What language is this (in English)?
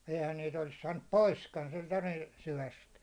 Finnish